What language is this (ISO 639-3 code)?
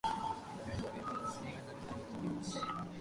jpn